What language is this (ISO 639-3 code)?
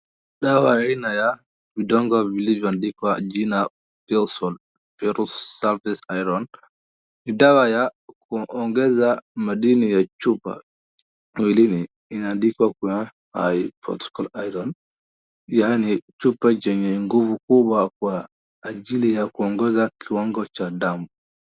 swa